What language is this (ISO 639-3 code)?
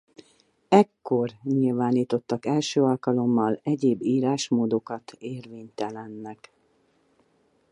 hun